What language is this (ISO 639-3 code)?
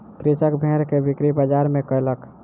mai